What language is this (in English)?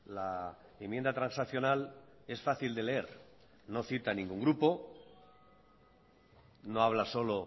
Spanish